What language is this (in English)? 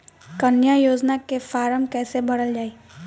Bhojpuri